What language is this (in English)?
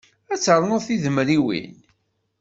Kabyle